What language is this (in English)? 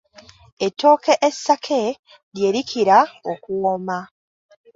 Ganda